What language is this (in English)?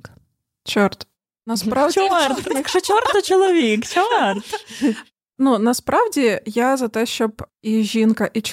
Ukrainian